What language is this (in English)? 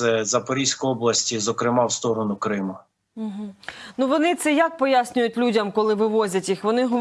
Ukrainian